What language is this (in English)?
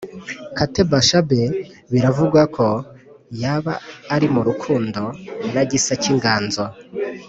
Kinyarwanda